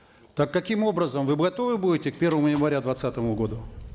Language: Kazakh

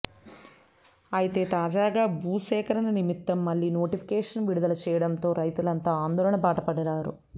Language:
Telugu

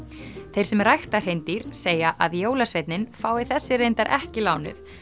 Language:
Icelandic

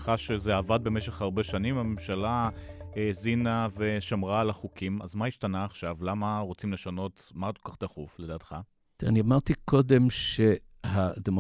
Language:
Hebrew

